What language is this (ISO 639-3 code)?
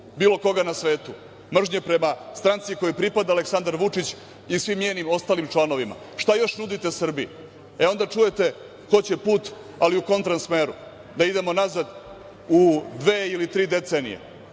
srp